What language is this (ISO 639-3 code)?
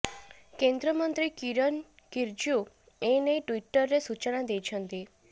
ori